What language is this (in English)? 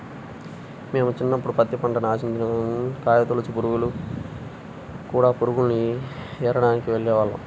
Telugu